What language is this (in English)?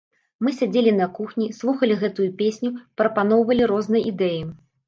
Belarusian